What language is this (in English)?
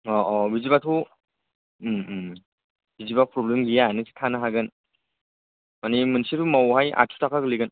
Bodo